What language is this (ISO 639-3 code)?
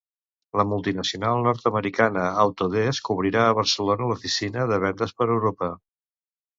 cat